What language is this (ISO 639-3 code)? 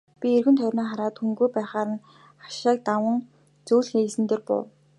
mon